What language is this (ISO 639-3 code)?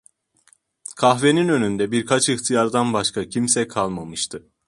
tur